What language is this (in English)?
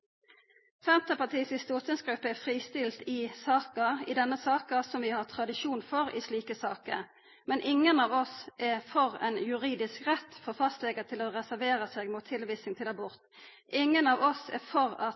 Norwegian Nynorsk